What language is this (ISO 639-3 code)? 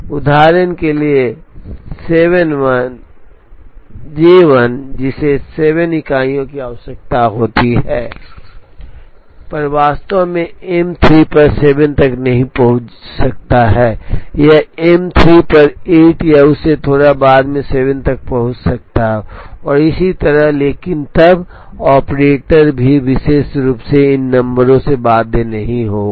hin